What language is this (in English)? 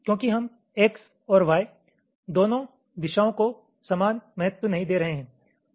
Hindi